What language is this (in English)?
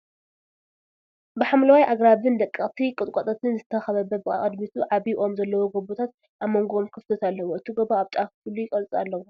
Tigrinya